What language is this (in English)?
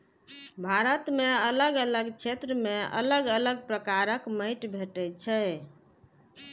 Maithili